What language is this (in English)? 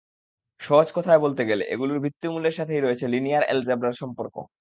Bangla